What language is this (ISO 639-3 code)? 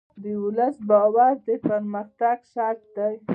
pus